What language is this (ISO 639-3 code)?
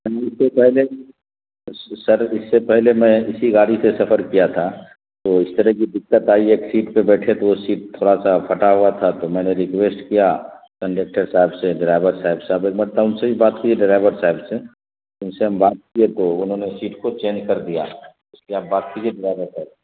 urd